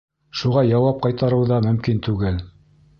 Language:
Bashkir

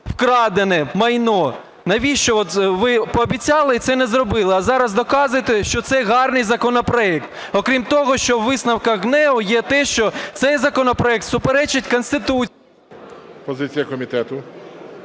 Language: Ukrainian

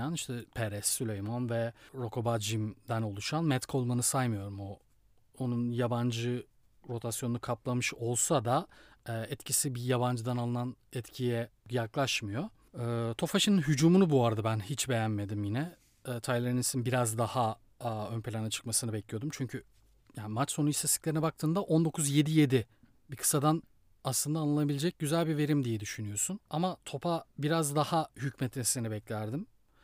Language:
Turkish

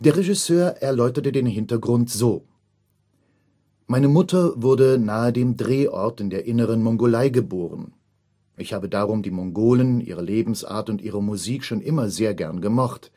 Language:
German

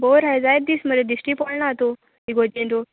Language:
Konkani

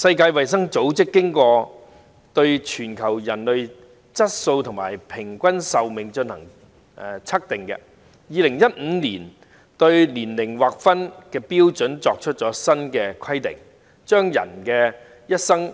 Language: Cantonese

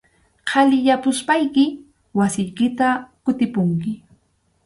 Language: Arequipa-La Unión Quechua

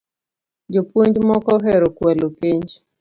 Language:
Luo (Kenya and Tanzania)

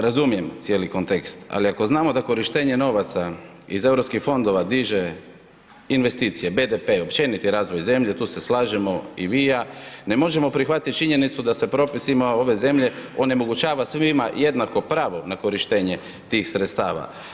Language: Croatian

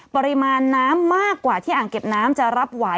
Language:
Thai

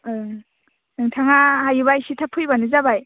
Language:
Bodo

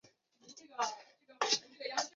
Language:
Chinese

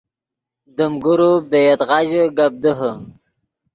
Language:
Yidgha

